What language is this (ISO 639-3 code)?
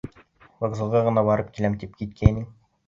bak